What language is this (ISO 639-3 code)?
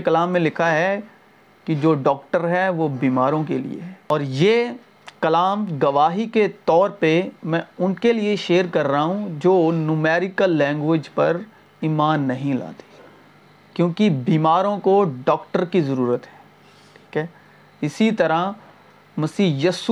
urd